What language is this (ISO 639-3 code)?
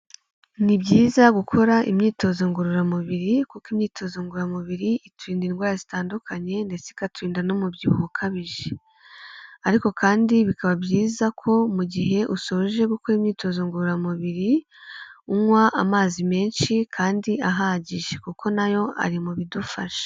kin